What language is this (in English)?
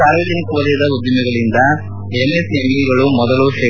Kannada